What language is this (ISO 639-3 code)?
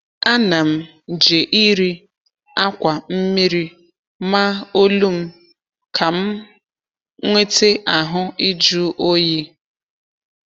ibo